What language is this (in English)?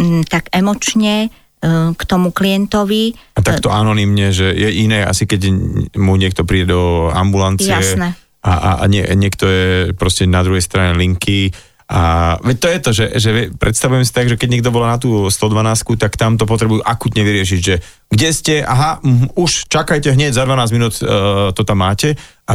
Slovak